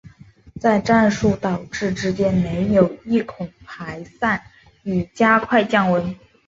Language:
Chinese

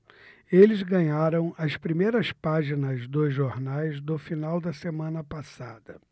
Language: Portuguese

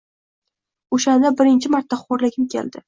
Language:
Uzbek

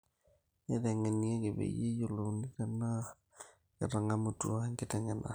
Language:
Masai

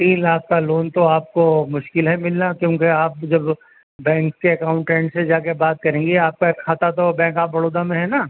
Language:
Urdu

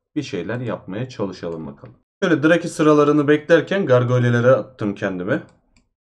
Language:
Turkish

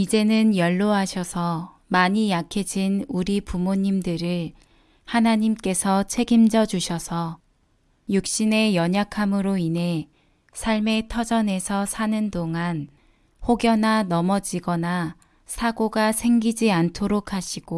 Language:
Korean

